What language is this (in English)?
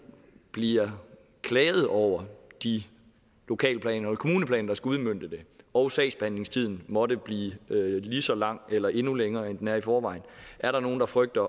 Danish